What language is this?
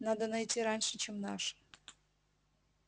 Russian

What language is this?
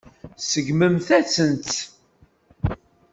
Kabyle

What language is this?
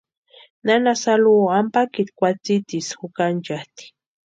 Western Highland Purepecha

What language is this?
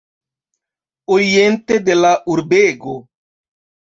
Esperanto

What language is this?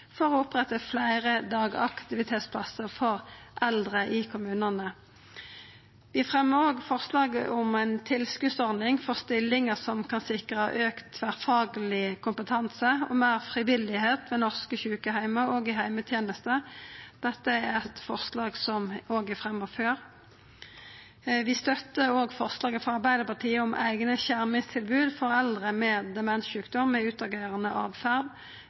Norwegian Nynorsk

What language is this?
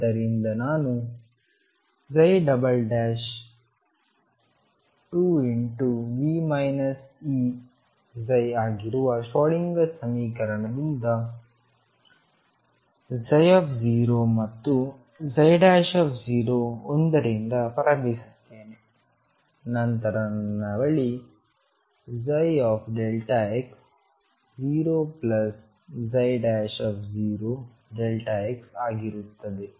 Kannada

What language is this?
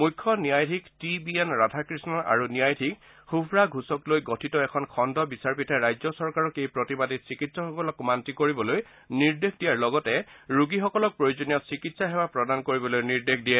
Assamese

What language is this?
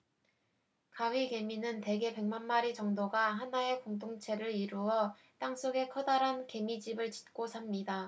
Korean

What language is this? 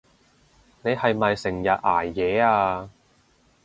Cantonese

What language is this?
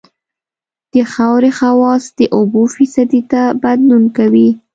Pashto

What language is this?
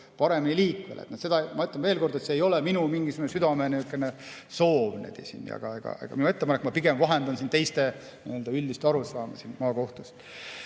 Estonian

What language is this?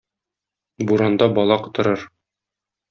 Tatar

